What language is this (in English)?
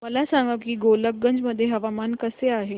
Marathi